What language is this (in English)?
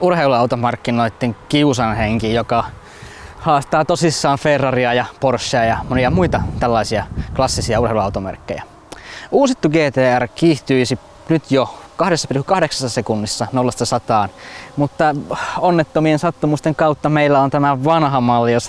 Finnish